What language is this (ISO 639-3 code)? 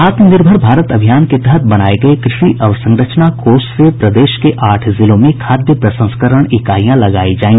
hin